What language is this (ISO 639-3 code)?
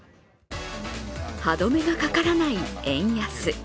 jpn